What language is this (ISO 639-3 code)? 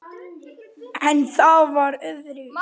isl